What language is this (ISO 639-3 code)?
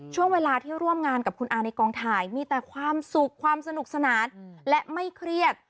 tha